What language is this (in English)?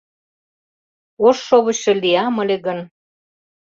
Mari